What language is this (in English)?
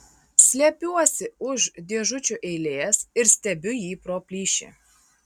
Lithuanian